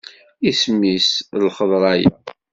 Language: Kabyle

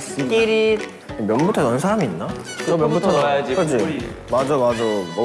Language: Korean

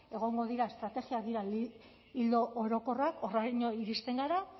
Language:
Basque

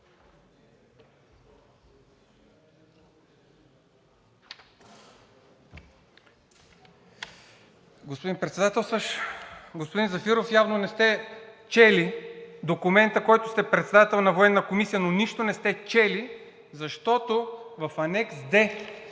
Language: Bulgarian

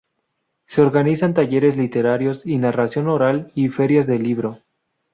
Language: Spanish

